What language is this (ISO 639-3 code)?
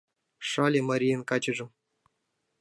chm